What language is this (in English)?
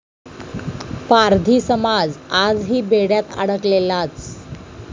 Marathi